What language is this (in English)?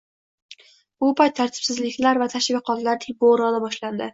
Uzbek